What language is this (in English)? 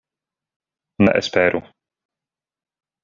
Esperanto